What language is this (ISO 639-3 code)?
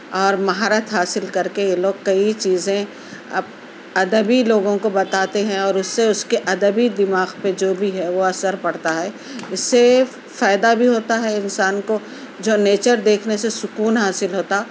urd